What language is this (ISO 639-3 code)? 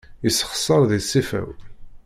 kab